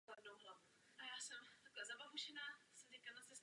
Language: Czech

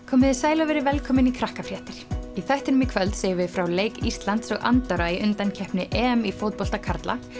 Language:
Icelandic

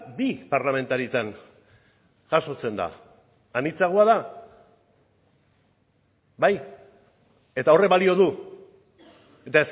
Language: Basque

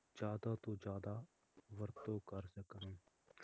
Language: Punjabi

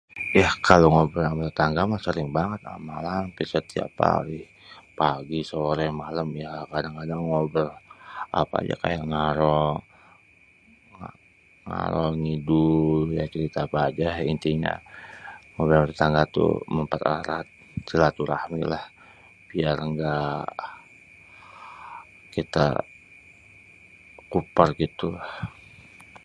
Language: Betawi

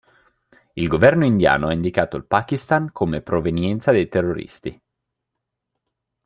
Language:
Italian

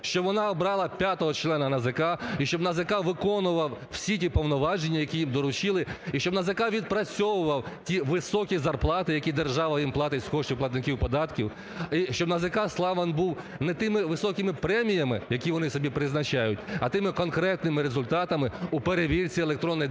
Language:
Ukrainian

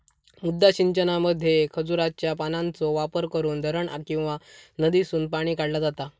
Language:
Marathi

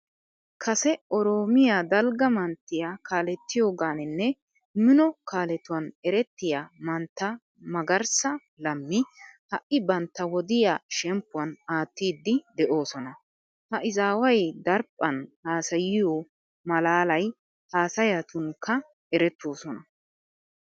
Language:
Wolaytta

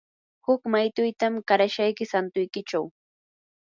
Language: Yanahuanca Pasco Quechua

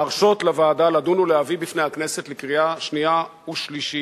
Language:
Hebrew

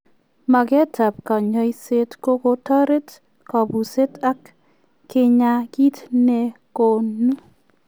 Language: Kalenjin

